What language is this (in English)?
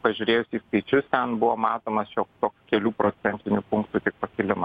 Lithuanian